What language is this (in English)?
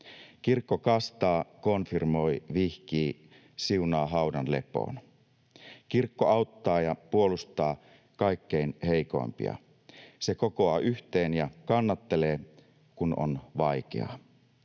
Finnish